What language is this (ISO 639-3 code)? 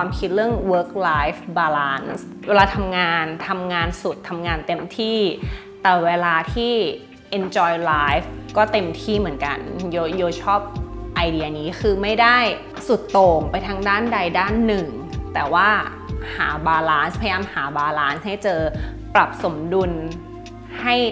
tha